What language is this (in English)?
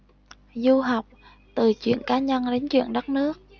Vietnamese